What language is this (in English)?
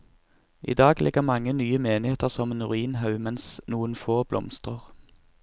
Norwegian